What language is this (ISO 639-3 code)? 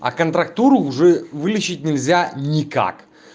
rus